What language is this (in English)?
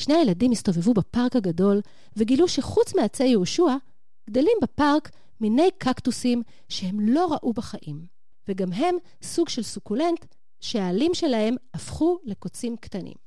Hebrew